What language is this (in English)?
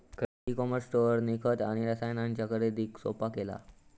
Marathi